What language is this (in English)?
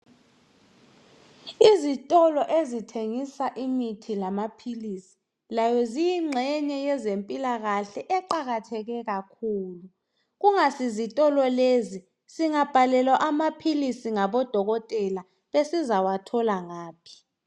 North Ndebele